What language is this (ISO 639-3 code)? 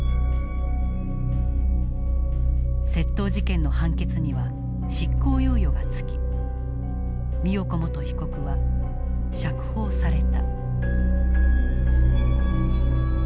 jpn